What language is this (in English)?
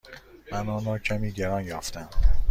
Persian